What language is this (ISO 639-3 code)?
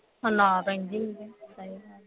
pan